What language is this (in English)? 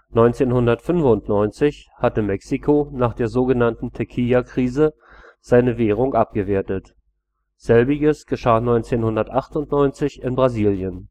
German